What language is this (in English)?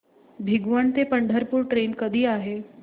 Marathi